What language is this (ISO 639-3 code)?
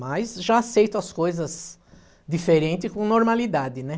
por